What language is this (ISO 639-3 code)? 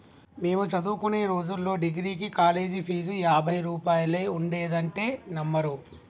tel